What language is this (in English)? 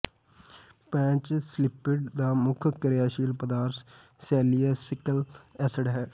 Punjabi